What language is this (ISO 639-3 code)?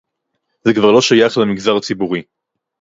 heb